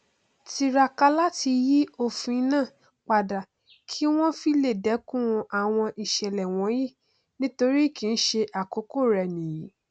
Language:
Yoruba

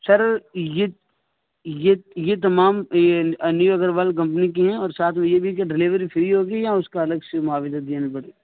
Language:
Urdu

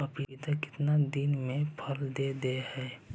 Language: Magahi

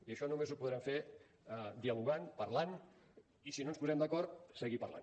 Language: Catalan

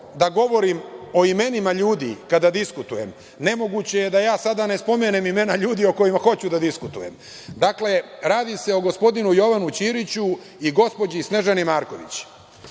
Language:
Serbian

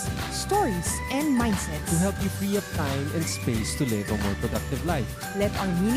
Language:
Filipino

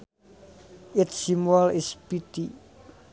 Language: Sundanese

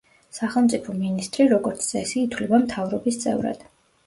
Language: Georgian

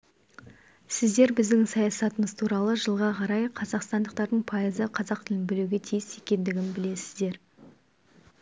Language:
Kazakh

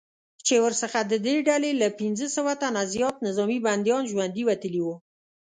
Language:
Pashto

